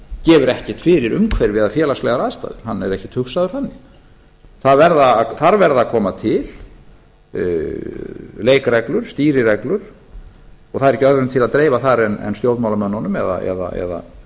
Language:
Icelandic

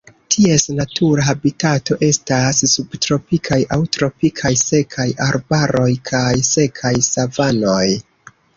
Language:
Esperanto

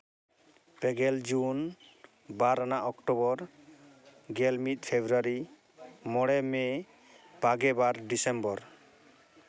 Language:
Santali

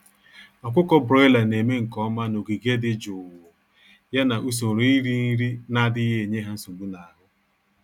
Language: Igbo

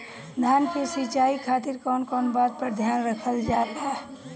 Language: Bhojpuri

